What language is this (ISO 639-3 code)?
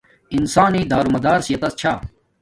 dmk